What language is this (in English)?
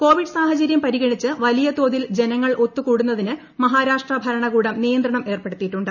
Malayalam